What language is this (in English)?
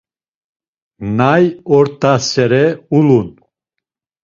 Laz